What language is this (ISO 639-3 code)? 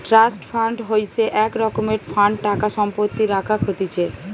ben